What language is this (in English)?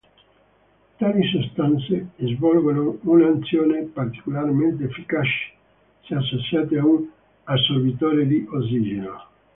Italian